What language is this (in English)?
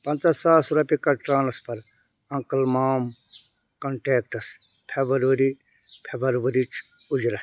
Kashmiri